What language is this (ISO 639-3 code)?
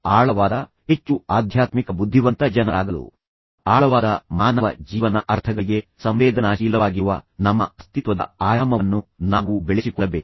kan